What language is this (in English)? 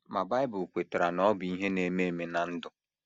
Igbo